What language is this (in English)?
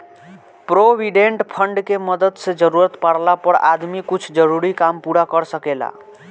Bhojpuri